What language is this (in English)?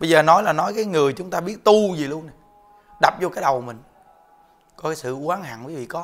Vietnamese